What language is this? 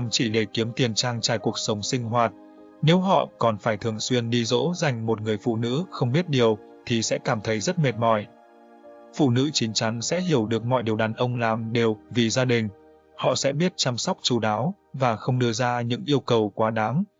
Vietnamese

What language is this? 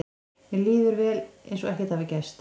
Icelandic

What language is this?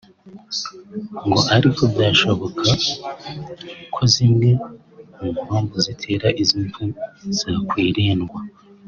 Kinyarwanda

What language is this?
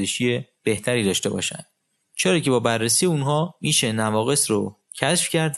Persian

